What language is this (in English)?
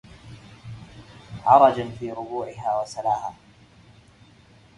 Arabic